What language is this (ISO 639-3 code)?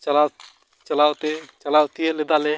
sat